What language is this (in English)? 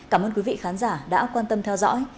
Vietnamese